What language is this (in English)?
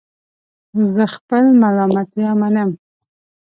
Pashto